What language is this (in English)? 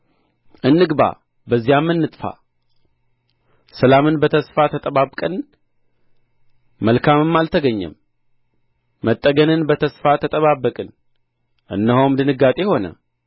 Amharic